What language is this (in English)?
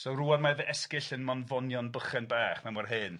Welsh